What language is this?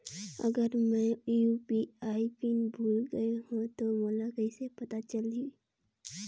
Chhattisgarhi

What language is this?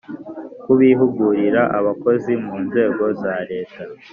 Kinyarwanda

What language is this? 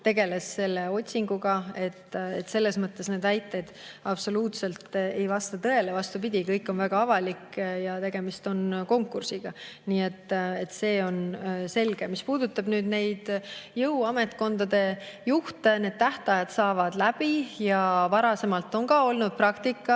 Estonian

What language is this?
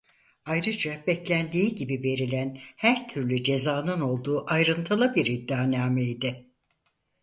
Turkish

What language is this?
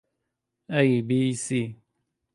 Central Kurdish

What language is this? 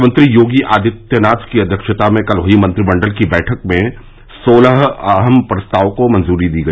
Hindi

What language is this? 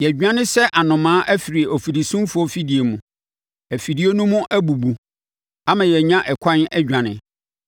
Akan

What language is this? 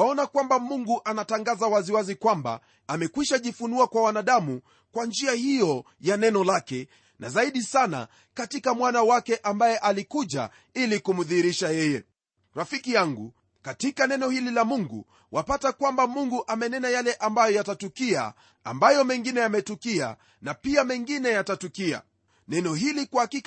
Swahili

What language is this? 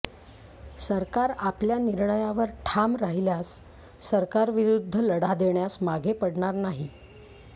Marathi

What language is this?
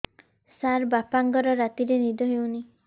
Odia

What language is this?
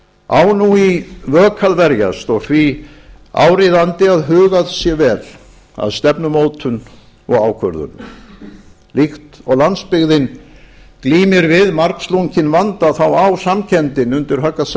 Icelandic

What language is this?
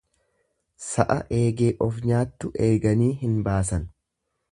Oromo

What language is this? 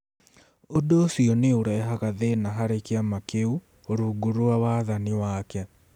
Kikuyu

